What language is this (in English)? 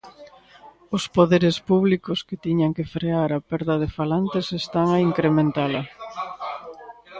Galician